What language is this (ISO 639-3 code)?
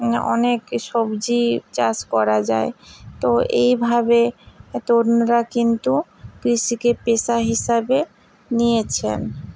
ben